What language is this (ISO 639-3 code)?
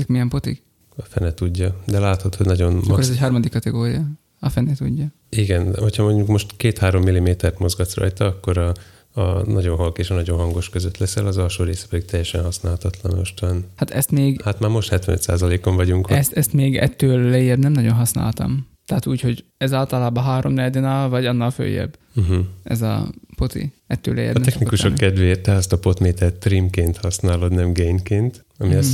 hun